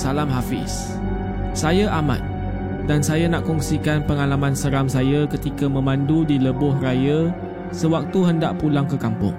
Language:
Malay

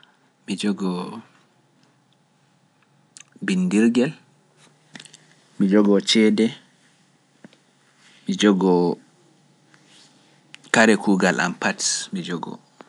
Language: Pular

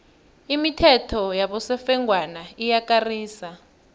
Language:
South Ndebele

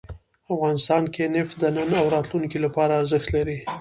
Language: Pashto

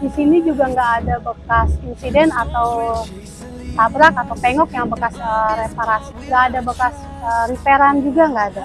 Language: Indonesian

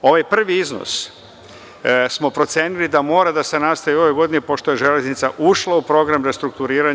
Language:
Serbian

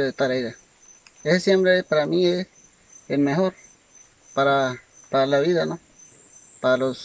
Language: Spanish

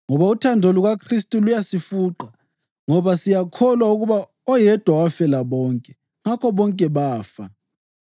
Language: North Ndebele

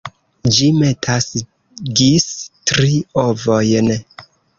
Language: Esperanto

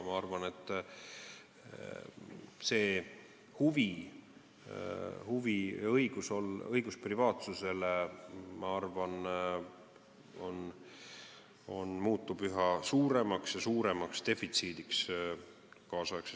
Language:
Estonian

